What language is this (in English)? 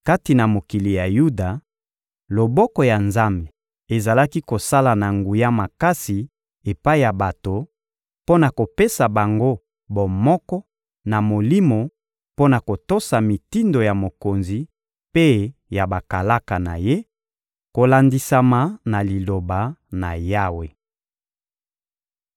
Lingala